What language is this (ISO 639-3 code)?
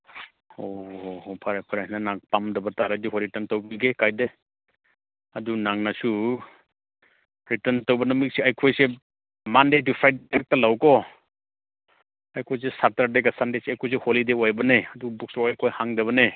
mni